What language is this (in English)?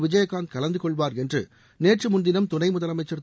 Tamil